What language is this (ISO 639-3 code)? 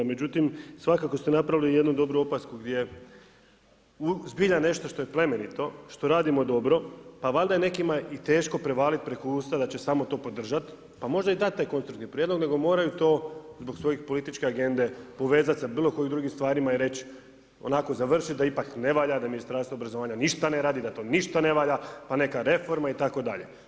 hrv